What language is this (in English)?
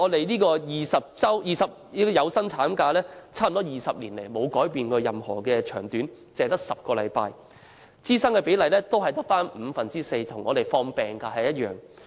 Cantonese